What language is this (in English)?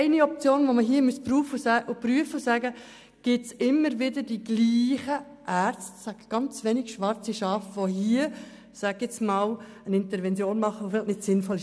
Swiss German